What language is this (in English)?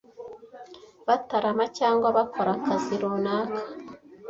Kinyarwanda